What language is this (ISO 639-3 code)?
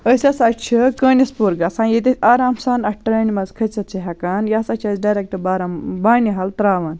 kas